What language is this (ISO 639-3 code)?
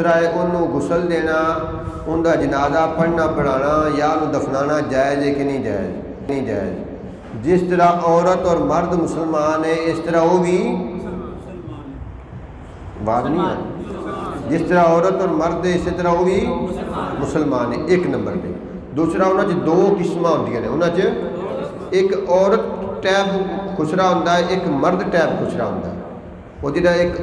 urd